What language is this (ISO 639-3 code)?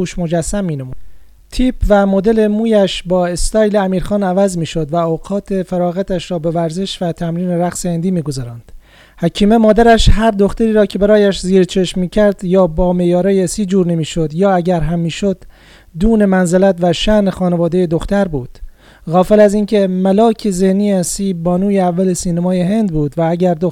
fas